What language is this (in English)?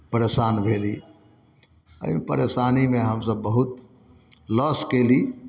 Maithili